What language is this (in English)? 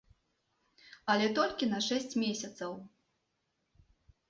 Belarusian